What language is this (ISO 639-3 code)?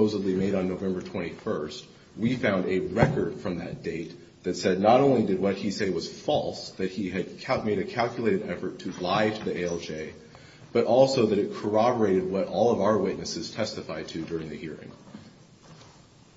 eng